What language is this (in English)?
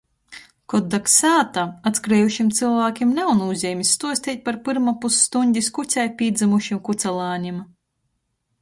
Latgalian